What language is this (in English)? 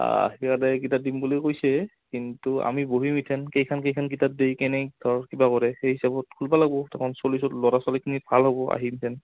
Assamese